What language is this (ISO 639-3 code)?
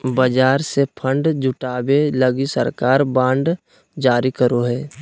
mag